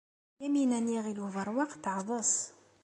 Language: Kabyle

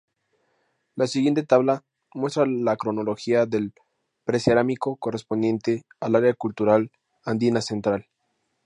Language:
Spanish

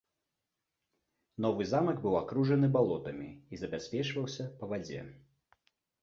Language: Belarusian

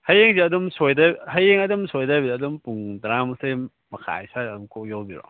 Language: Manipuri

